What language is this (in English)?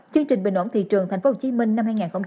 Vietnamese